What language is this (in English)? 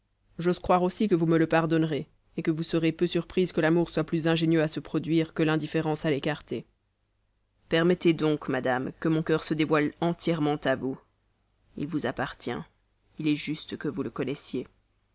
French